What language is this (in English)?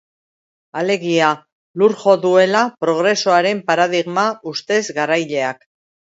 Basque